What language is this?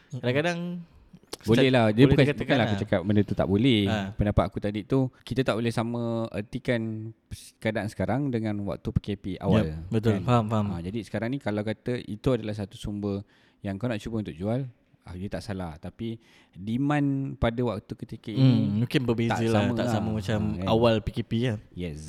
Malay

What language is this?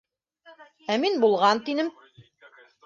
Bashkir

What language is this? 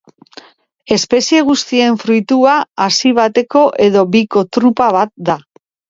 Basque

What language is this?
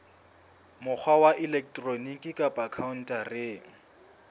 Southern Sotho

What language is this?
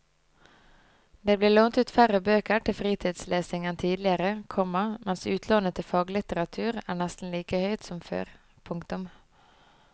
Norwegian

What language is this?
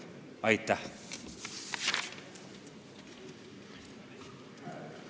Estonian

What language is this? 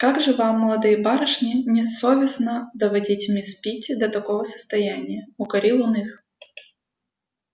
Russian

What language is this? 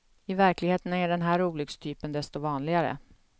Swedish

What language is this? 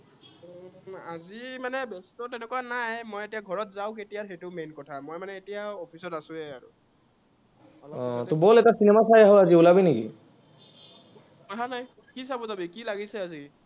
Assamese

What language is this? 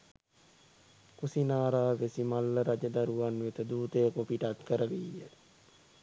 Sinhala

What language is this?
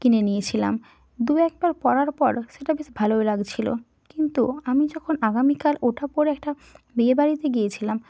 Bangla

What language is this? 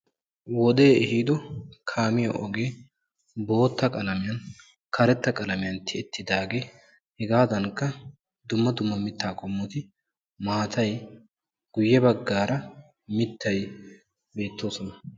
Wolaytta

